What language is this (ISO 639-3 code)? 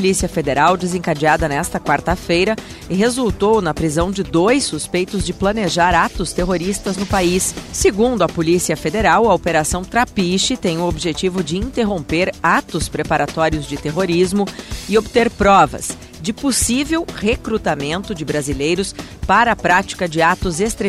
por